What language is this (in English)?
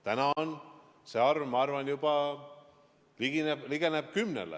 Estonian